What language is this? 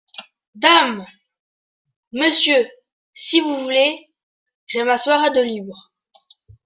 French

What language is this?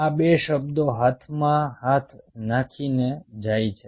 Gujarati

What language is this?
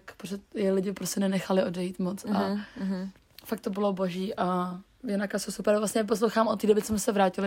Czech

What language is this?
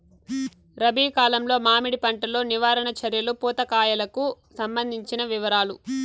Telugu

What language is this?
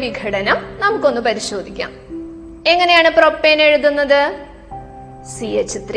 Malayalam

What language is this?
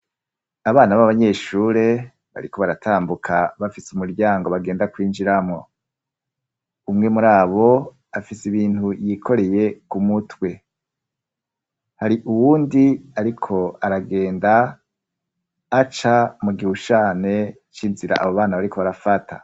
Rundi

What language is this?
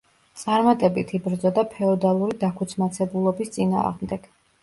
Georgian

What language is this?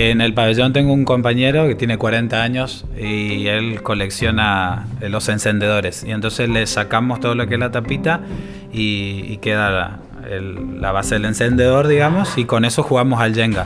Spanish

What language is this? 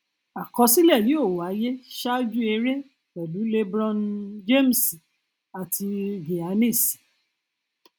Yoruba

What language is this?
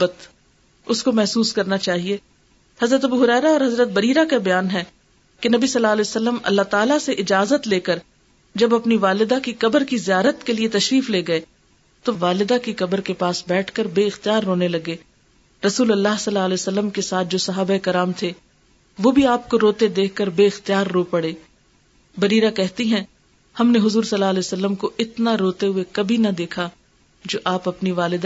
Urdu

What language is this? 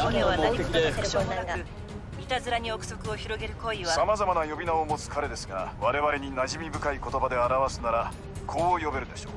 Japanese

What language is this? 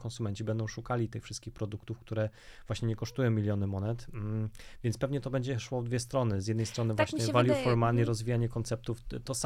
Polish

